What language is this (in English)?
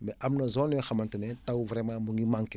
Wolof